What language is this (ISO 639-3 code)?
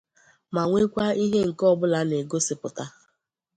ibo